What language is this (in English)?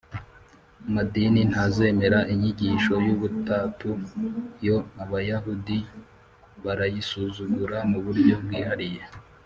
Kinyarwanda